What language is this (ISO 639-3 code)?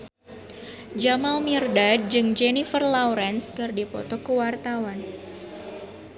sun